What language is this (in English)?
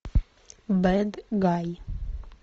Russian